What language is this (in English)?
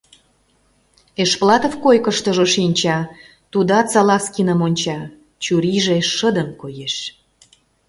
Mari